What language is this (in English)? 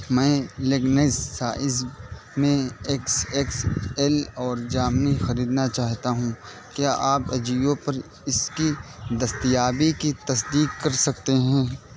Urdu